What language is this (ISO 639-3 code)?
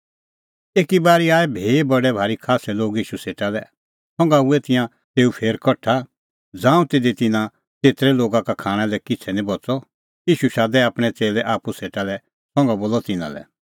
kfx